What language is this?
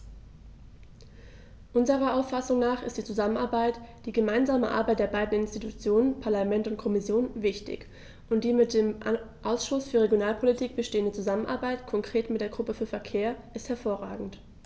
German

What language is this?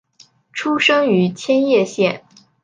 Chinese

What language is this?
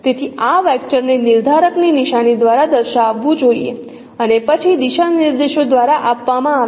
Gujarati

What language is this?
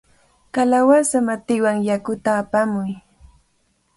Cajatambo North Lima Quechua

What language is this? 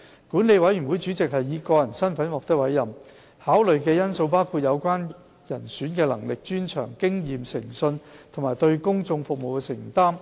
Cantonese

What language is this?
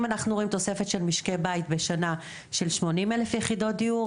Hebrew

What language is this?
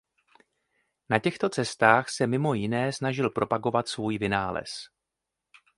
Czech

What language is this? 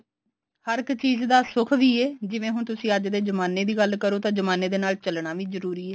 Punjabi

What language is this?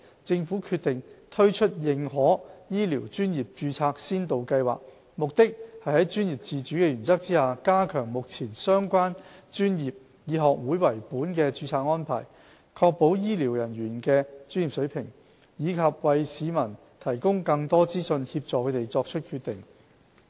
Cantonese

